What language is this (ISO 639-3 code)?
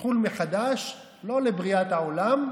heb